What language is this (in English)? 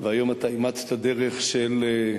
Hebrew